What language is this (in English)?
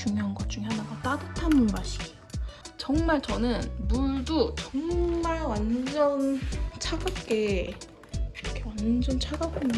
Korean